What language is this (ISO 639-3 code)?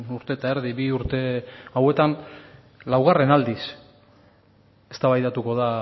eus